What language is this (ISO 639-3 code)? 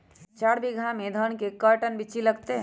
mag